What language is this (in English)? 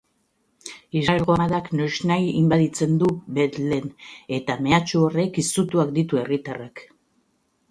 Basque